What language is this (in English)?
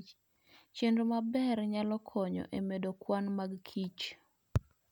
Luo (Kenya and Tanzania)